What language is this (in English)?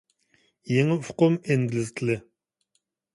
Uyghur